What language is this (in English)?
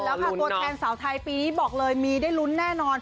Thai